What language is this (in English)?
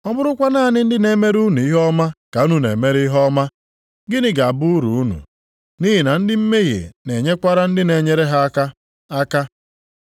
Igbo